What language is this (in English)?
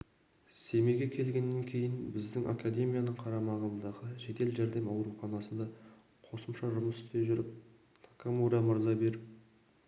Kazakh